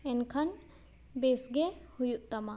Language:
Santali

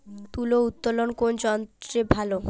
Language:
Bangla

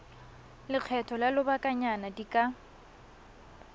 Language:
Tswana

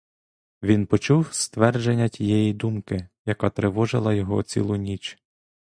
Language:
Ukrainian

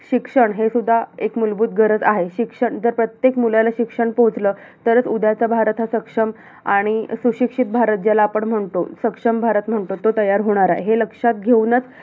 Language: Marathi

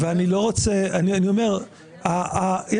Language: Hebrew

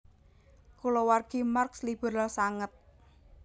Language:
Javanese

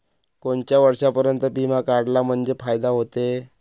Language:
Marathi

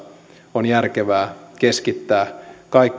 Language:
Finnish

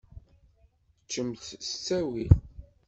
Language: Kabyle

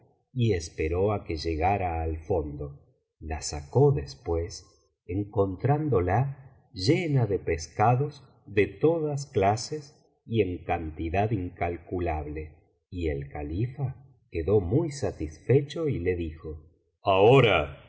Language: Spanish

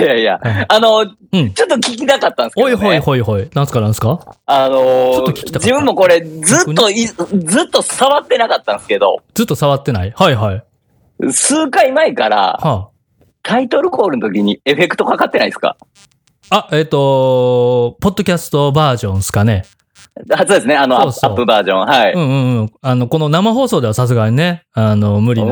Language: Japanese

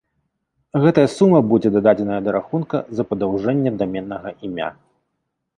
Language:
Belarusian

